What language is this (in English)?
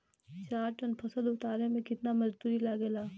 Bhojpuri